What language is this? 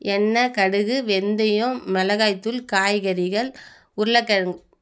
Tamil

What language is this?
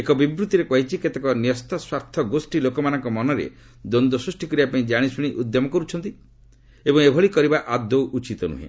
Odia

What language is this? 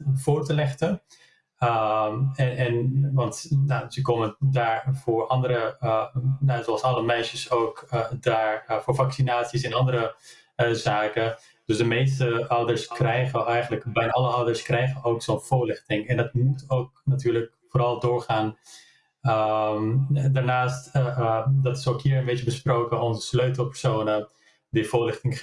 Dutch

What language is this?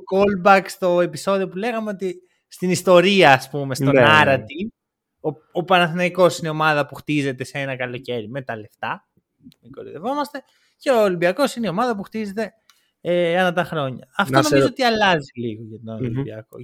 Greek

